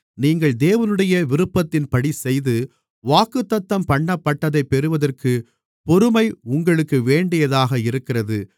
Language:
Tamil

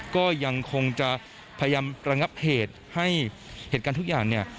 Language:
Thai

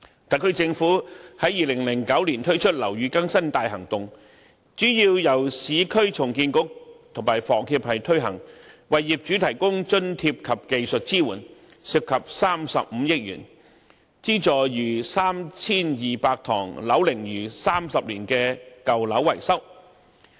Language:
Cantonese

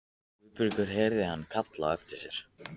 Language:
Icelandic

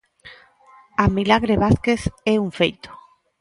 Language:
Galician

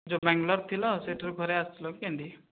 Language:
Odia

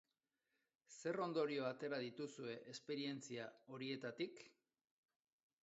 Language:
Basque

